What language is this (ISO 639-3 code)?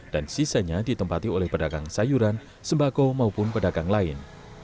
ind